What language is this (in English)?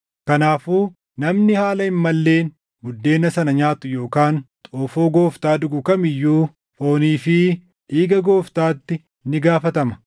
Oromo